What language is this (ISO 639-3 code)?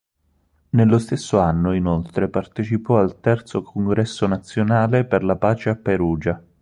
ita